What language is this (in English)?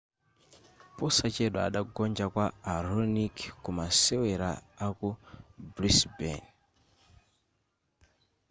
Nyanja